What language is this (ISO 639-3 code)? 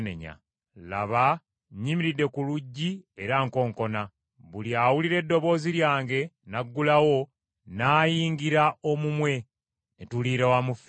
lug